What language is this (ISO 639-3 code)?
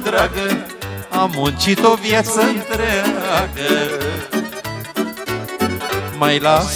ron